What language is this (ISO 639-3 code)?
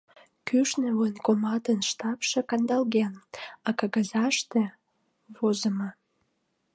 chm